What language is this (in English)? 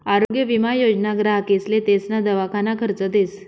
Marathi